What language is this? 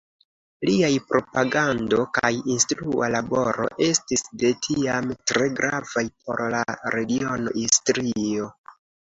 Esperanto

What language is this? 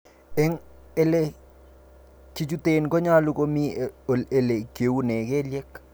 Kalenjin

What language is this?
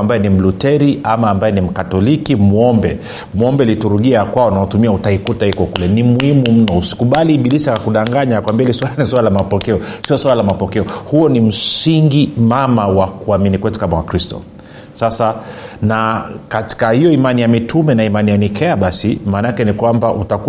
Swahili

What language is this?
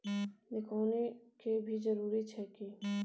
Maithili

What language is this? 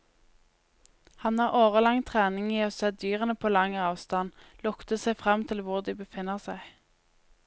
Norwegian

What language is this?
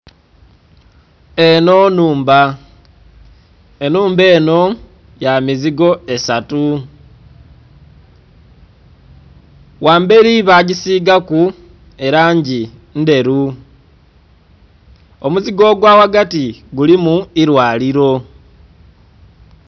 Soga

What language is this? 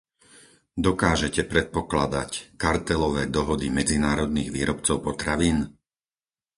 Slovak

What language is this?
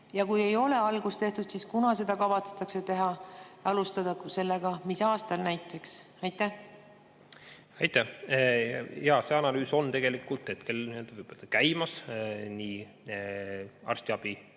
Estonian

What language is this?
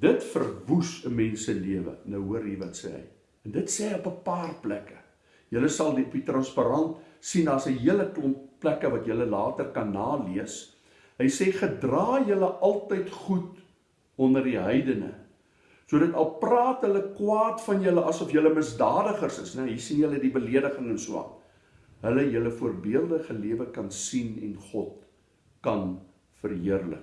Dutch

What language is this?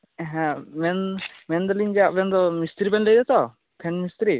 Santali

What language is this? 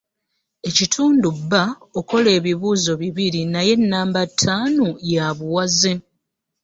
Ganda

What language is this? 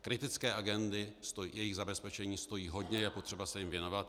Czech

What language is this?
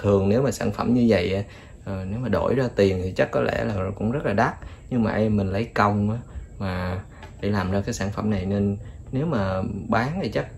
Vietnamese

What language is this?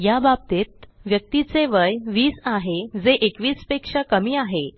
Marathi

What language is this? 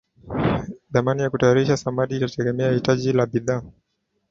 Swahili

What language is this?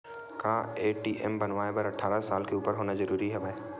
Chhattisgarhi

